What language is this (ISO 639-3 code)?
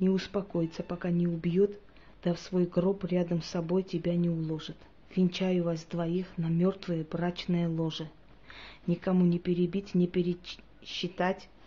rus